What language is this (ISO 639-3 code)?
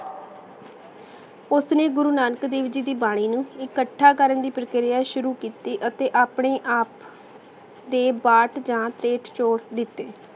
pan